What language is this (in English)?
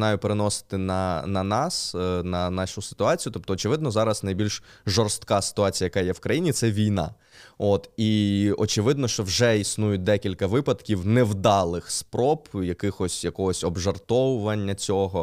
Ukrainian